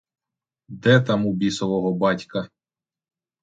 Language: Ukrainian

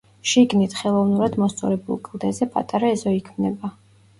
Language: Georgian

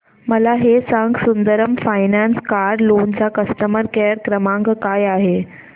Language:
Marathi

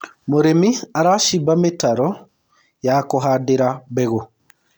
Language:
Kikuyu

